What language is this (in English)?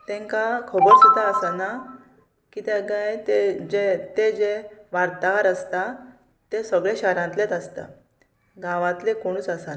Konkani